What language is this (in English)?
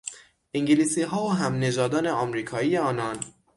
Persian